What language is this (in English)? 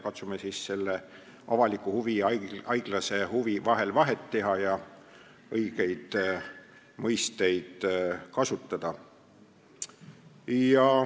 Estonian